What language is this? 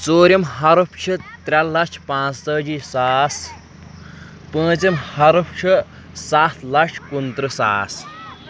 Kashmiri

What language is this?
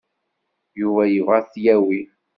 Kabyle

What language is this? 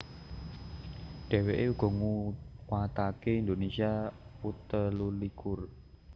Javanese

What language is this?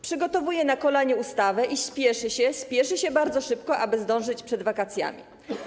Polish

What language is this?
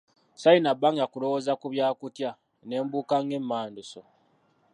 Ganda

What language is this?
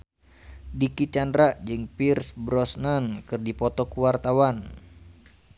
Sundanese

